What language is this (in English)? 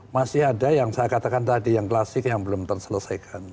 Indonesian